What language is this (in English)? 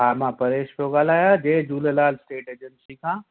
Sindhi